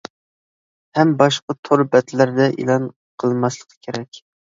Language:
Uyghur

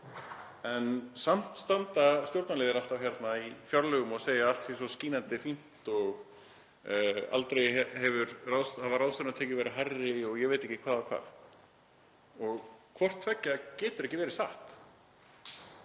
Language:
Icelandic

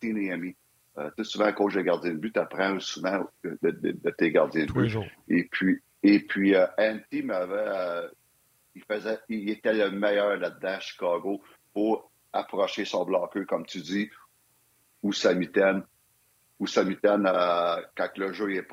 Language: French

